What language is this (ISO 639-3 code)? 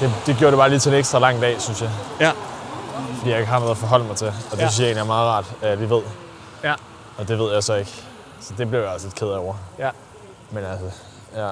dan